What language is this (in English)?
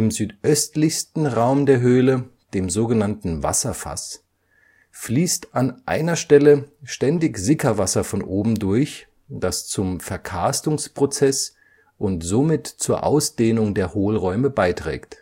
German